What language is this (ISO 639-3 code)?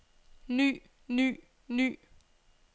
dan